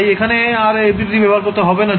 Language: Bangla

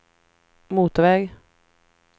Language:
Swedish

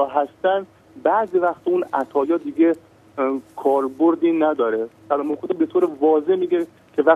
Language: Persian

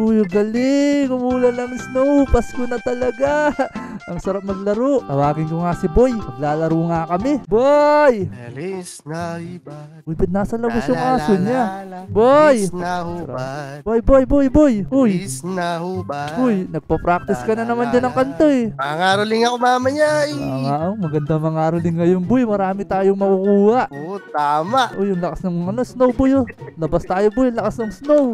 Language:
Filipino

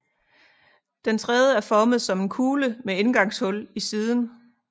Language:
Danish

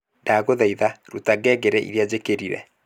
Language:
Kikuyu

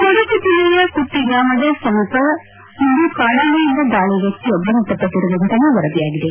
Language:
Kannada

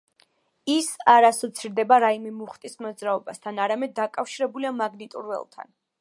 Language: Georgian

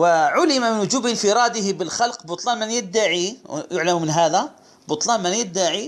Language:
Arabic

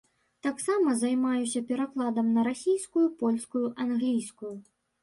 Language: Belarusian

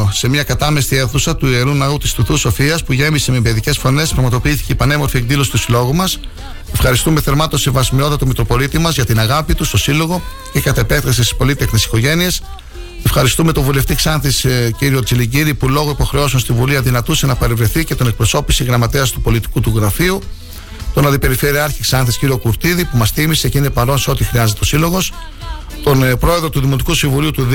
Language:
Greek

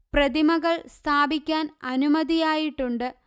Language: Malayalam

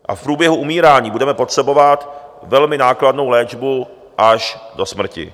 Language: Czech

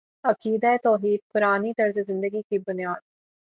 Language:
Urdu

